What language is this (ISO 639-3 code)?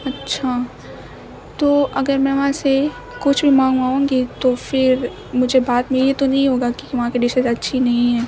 urd